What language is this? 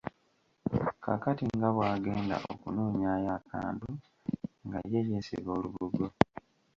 Ganda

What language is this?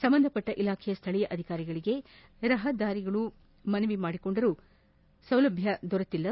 Kannada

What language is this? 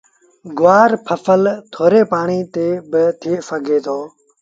Sindhi Bhil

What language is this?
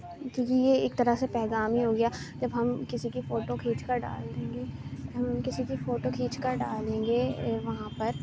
Urdu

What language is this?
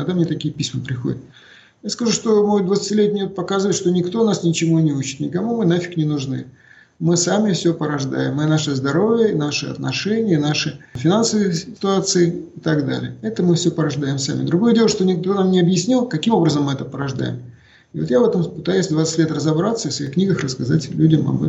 Russian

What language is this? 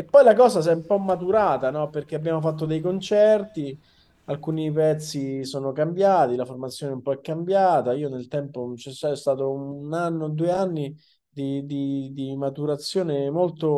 Italian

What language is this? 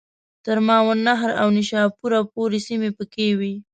Pashto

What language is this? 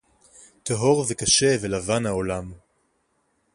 Hebrew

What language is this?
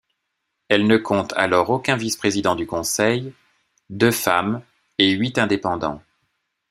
French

